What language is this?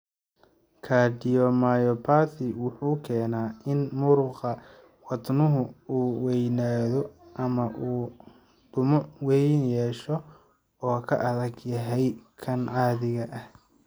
Somali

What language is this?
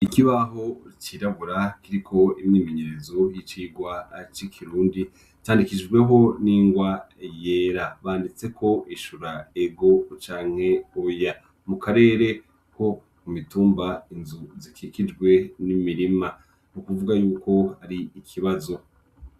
Rundi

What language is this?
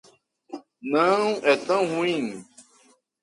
Portuguese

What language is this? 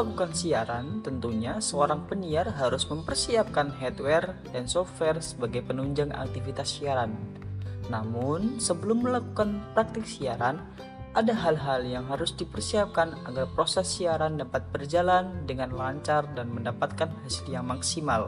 Indonesian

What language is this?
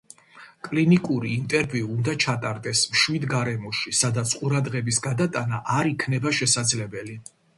Georgian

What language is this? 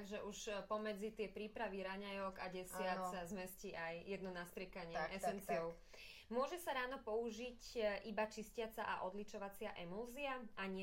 Slovak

